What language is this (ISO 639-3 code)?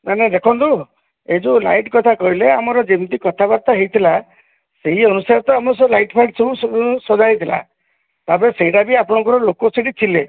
ori